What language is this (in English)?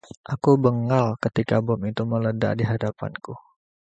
Indonesian